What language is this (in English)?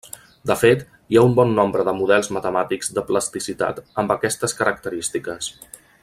Catalan